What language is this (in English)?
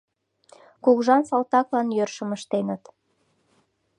Mari